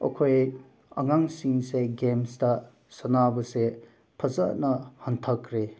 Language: Manipuri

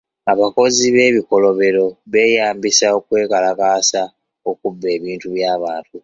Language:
Ganda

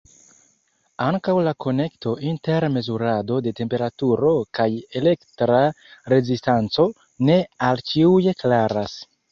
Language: Esperanto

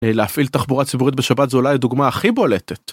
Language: Hebrew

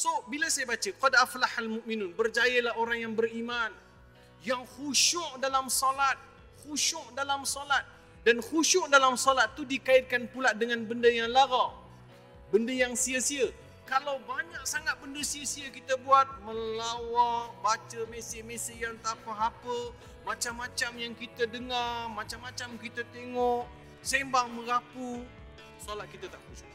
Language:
Malay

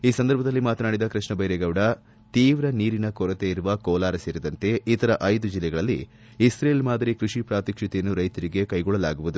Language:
Kannada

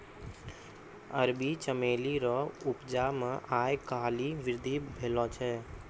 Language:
Maithili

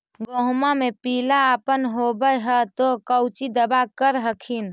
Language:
Magahi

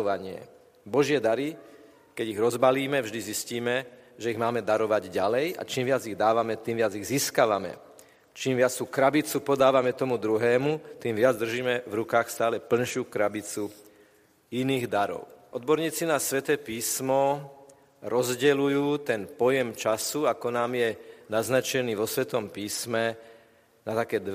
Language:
Slovak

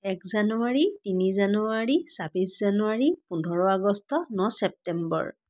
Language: Assamese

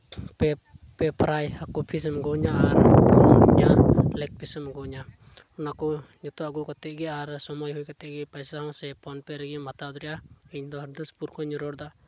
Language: Santali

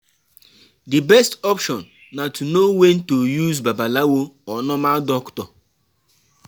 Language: Nigerian Pidgin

